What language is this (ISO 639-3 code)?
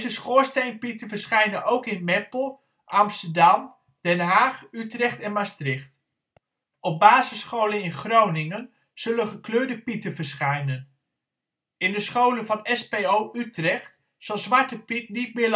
nld